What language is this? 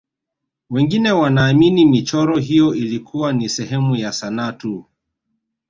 Swahili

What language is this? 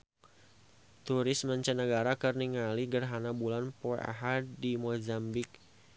Sundanese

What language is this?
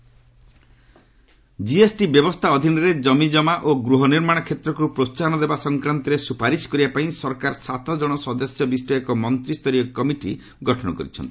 Odia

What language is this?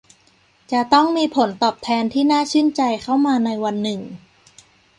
Thai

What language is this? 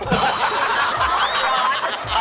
Thai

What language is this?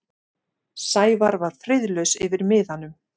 Icelandic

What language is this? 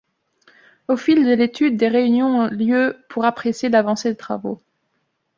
French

